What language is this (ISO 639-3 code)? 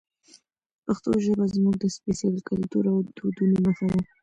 pus